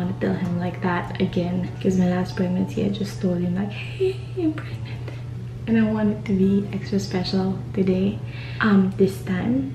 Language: English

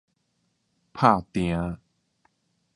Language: Min Nan Chinese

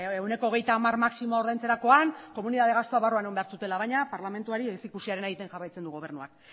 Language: Basque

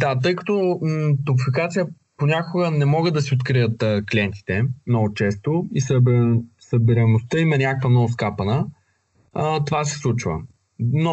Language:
Bulgarian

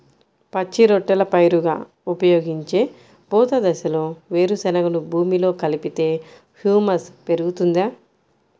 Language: Telugu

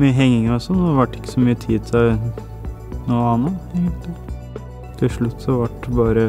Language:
Norwegian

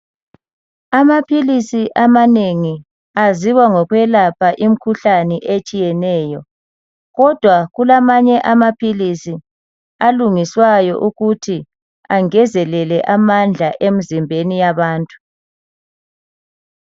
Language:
North Ndebele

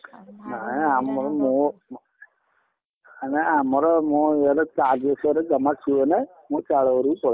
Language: Odia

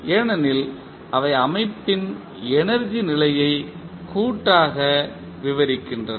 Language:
Tamil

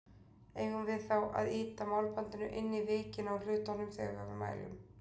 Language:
Icelandic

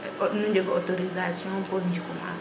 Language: Serer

